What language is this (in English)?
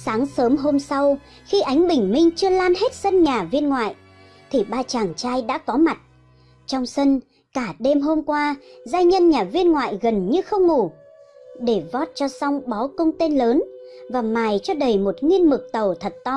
Vietnamese